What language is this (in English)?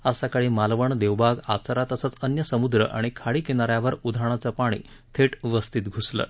Marathi